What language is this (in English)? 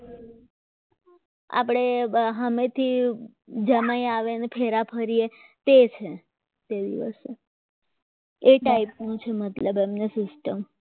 Gujarati